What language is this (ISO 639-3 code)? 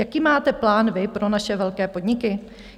ces